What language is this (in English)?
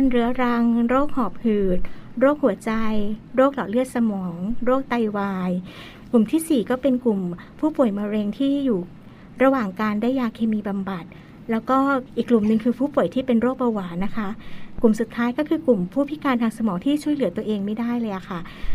Thai